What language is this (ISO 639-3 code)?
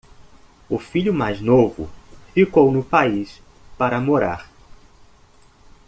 por